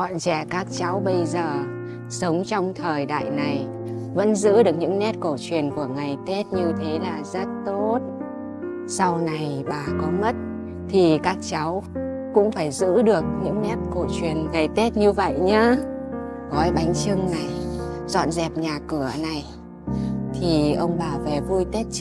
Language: Vietnamese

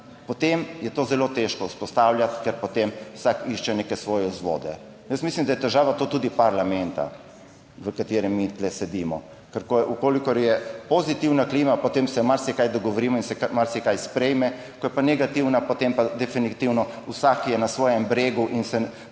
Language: Slovenian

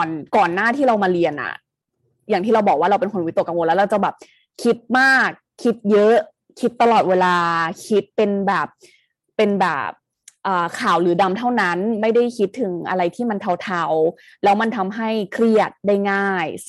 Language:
Thai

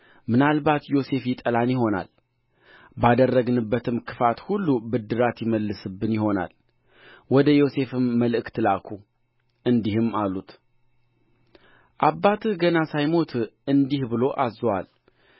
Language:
Amharic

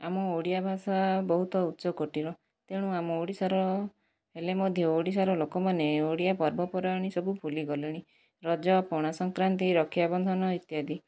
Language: Odia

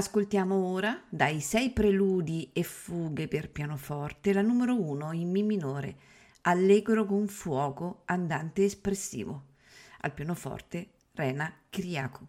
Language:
Italian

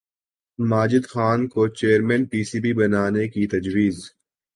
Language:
Urdu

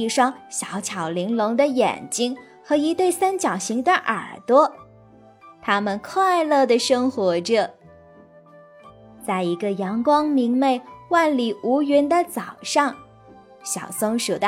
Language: Chinese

